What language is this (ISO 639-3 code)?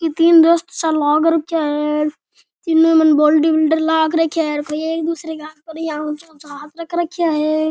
raj